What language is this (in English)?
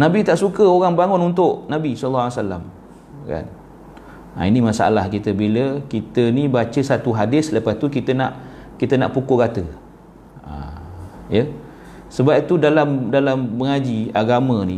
Malay